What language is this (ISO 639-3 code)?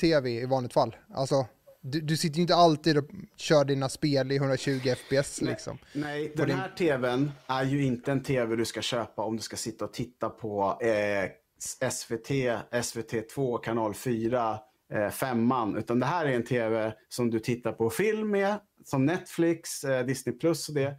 swe